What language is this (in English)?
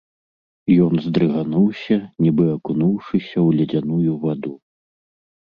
Belarusian